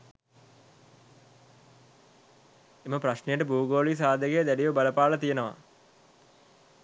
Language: Sinhala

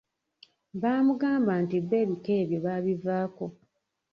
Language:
Ganda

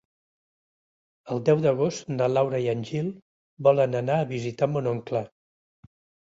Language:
Catalan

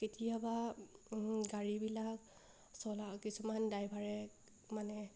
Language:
Assamese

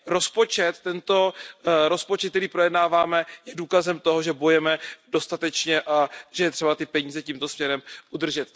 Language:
Czech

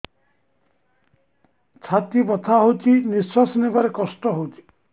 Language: Odia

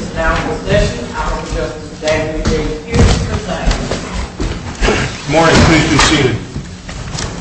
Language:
English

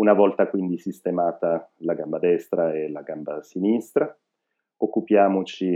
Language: Italian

